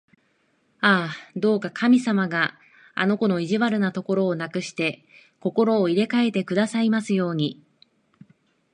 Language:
Japanese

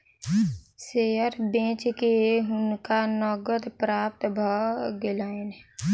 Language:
Maithili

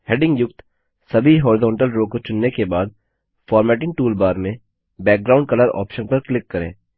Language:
Hindi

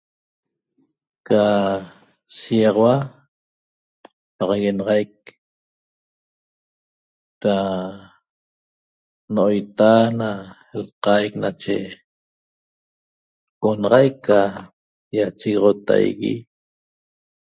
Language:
Toba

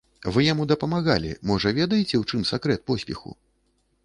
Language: Belarusian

